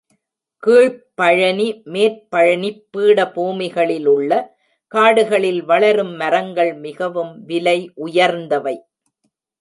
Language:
Tamil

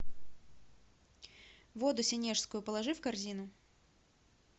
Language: Russian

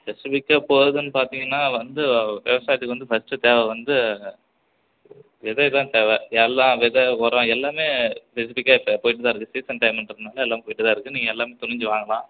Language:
Tamil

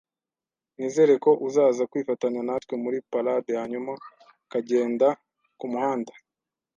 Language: Kinyarwanda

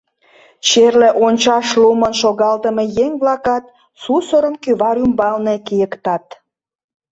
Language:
Mari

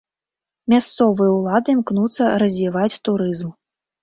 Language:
Belarusian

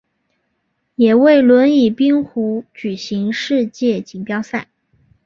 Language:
Chinese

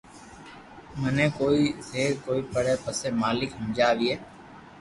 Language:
Loarki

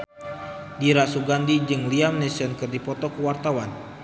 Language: Sundanese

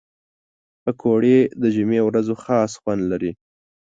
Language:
Pashto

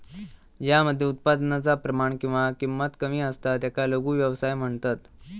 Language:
Marathi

